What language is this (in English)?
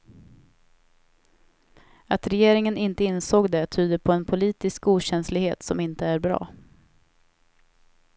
Swedish